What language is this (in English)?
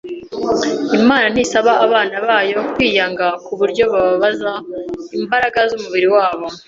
Kinyarwanda